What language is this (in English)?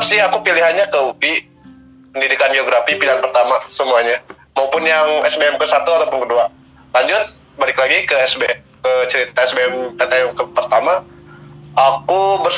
Indonesian